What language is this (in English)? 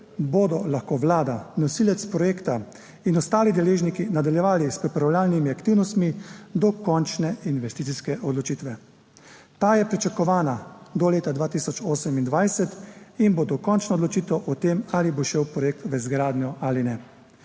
Slovenian